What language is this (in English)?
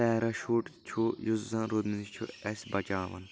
Kashmiri